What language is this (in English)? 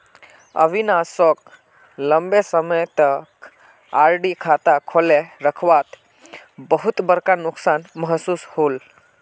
Magahi